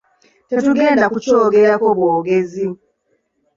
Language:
Ganda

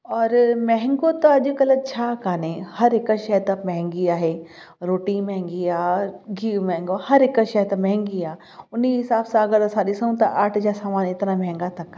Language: Sindhi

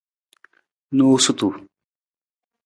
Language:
Nawdm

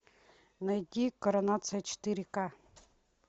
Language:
Russian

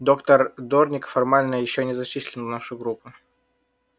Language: Russian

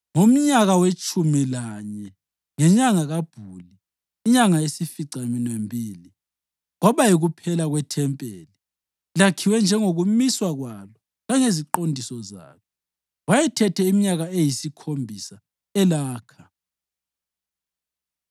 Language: North Ndebele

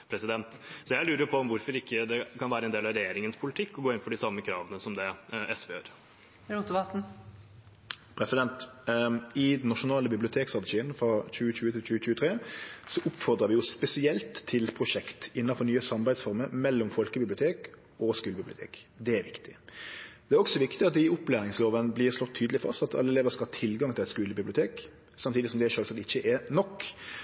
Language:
Norwegian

